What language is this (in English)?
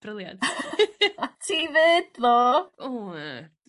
Welsh